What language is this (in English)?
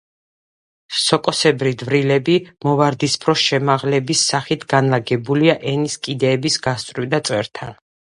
Georgian